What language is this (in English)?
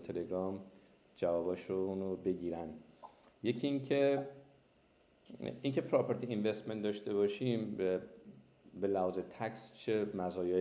Persian